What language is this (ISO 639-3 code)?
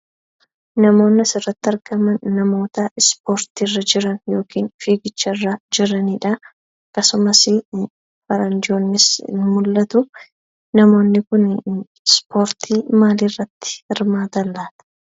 orm